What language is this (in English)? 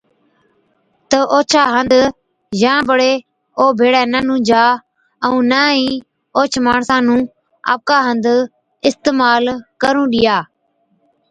Od